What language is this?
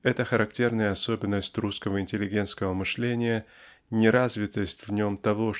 Russian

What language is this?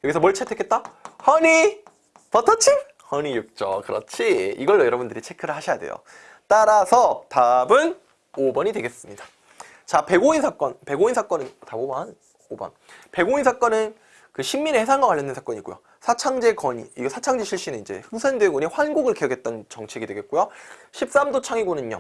Korean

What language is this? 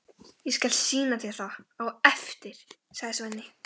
Icelandic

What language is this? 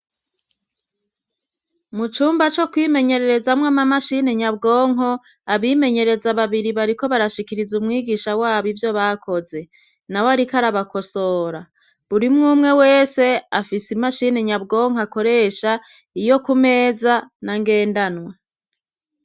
Rundi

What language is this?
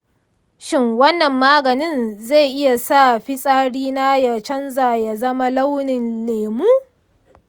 Hausa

